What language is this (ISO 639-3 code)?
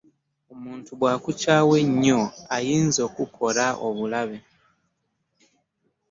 lug